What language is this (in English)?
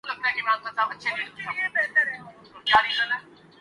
Urdu